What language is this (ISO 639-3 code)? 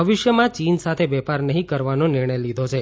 guj